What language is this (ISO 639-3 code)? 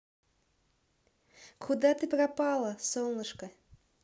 rus